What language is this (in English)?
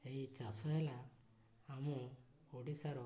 Odia